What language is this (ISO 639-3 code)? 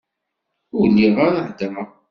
kab